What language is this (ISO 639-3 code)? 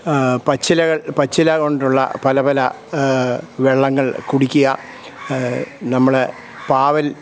mal